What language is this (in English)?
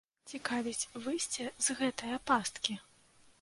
Belarusian